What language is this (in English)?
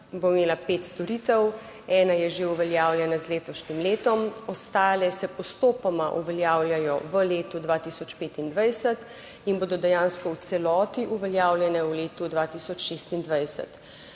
Slovenian